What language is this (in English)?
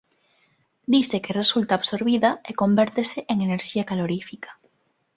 Galician